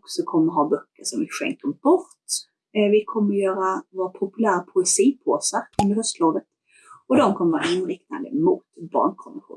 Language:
Swedish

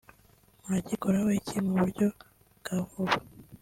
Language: Kinyarwanda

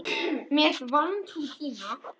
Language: Icelandic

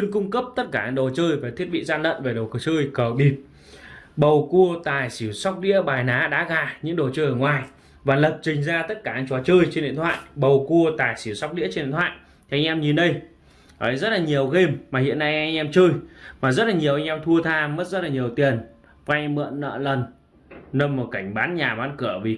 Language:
Vietnamese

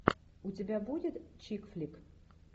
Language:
Russian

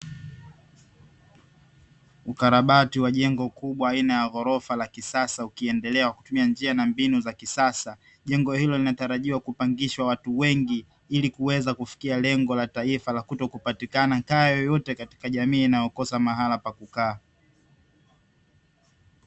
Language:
Swahili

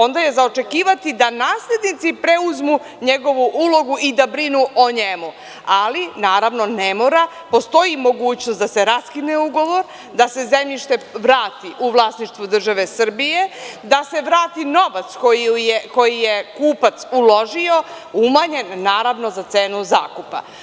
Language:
Serbian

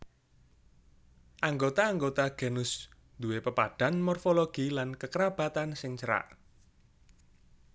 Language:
Javanese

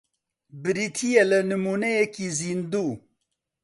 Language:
Central Kurdish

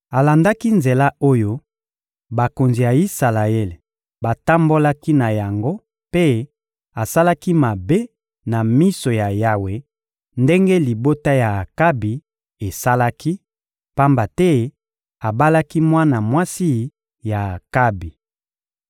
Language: Lingala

